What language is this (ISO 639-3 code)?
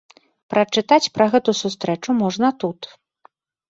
bel